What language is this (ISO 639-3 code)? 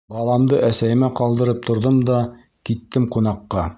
bak